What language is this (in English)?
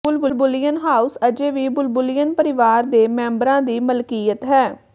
Punjabi